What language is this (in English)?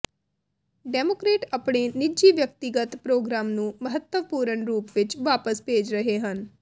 Punjabi